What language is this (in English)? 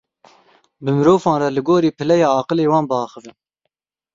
Kurdish